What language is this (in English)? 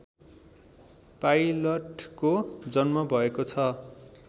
Nepali